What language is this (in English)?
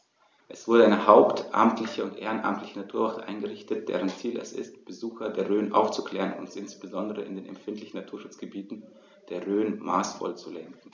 German